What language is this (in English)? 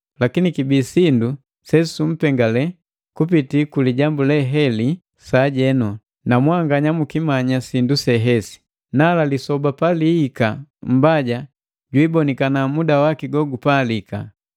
Matengo